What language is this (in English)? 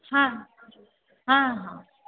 Sindhi